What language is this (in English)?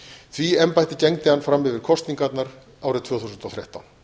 Icelandic